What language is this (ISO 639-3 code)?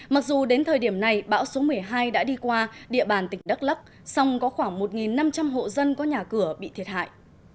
vie